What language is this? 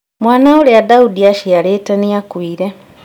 Kikuyu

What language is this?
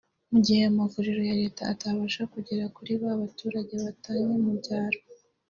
Kinyarwanda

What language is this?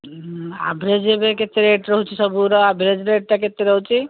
Odia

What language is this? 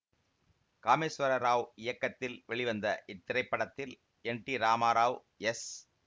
Tamil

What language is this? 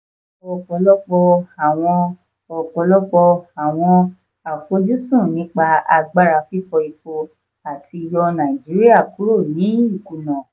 Yoruba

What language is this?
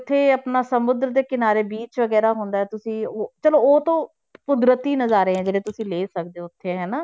Punjabi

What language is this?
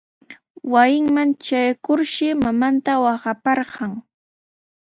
Sihuas Ancash Quechua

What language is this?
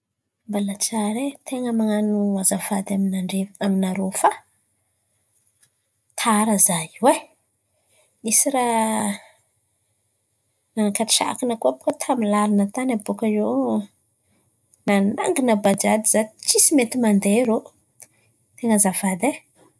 Antankarana Malagasy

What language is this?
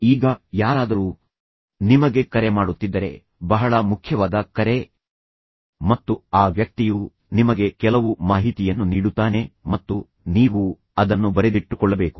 Kannada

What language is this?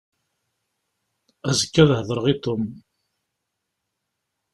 Kabyle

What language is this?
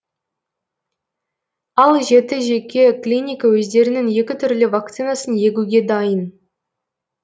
Kazakh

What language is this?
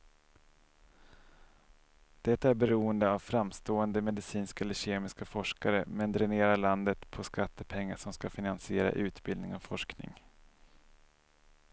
Swedish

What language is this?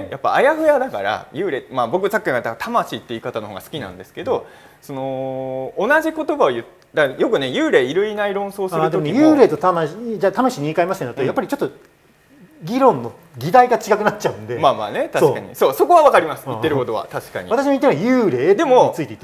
Japanese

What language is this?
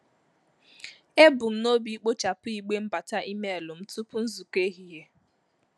Igbo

